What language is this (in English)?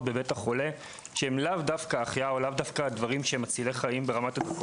Hebrew